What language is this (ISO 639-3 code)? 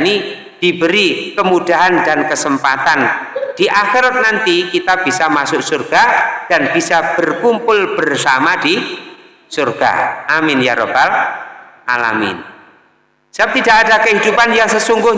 ind